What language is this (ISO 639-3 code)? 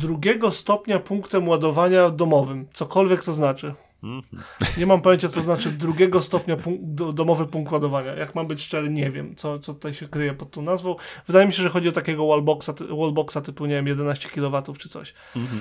pol